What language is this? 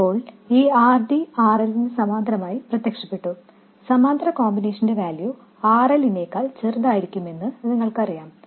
Malayalam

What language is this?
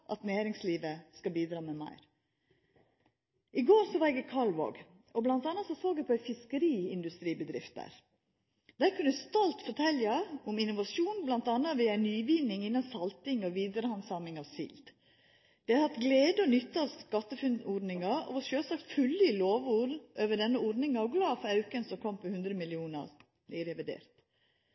Norwegian Nynorsk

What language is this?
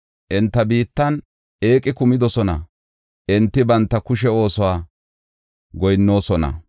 Gofa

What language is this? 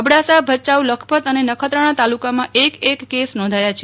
Gujarati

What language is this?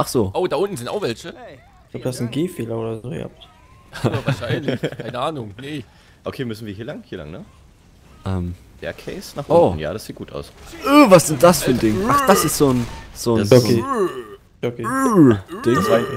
German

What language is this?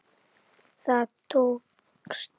Icelandic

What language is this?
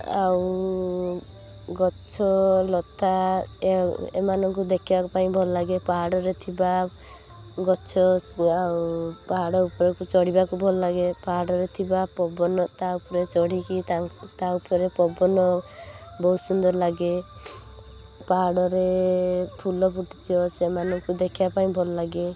Odia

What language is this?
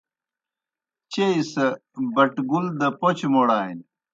Kohistani Shina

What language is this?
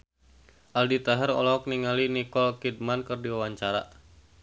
Sundanese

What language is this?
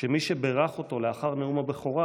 Hebrew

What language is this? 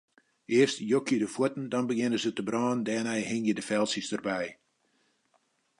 Western Frisian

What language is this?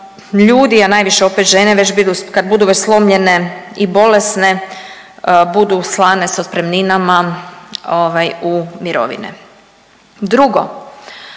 Croatian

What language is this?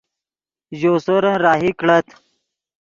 Yidgha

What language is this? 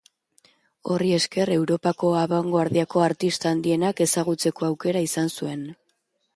Basque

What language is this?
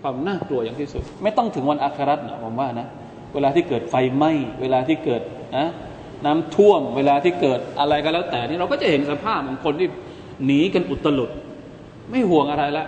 Thai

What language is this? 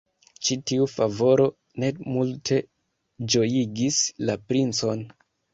Esperanto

